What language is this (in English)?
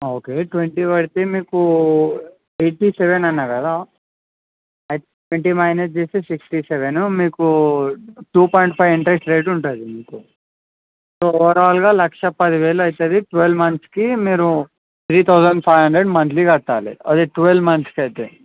Telugu